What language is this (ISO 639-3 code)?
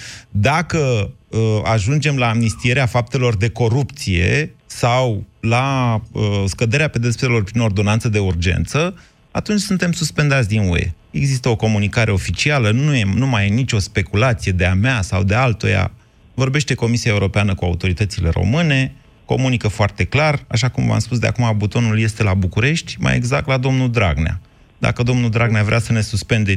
ron